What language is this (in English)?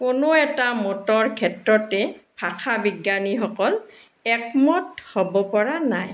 Assamese